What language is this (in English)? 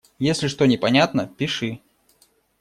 Russian